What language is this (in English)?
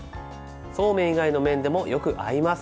Japanese